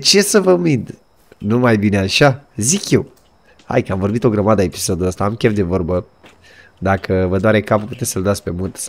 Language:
Romanian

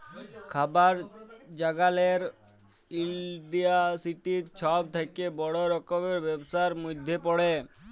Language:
Bangla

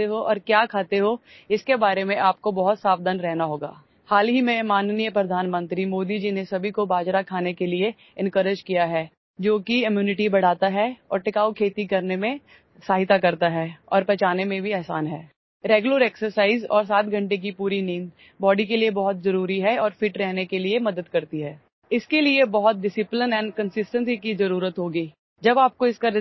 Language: Gujarati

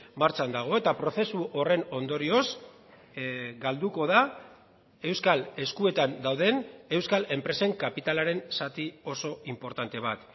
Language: Basque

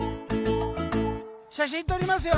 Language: Japanese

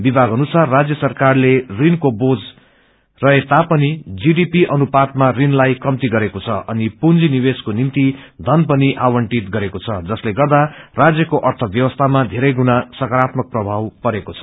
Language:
Nepali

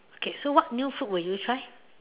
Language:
English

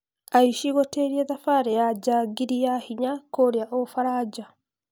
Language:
Kikuyu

